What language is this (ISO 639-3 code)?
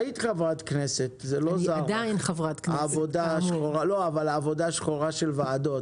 heb